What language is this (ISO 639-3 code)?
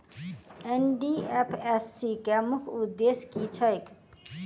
mai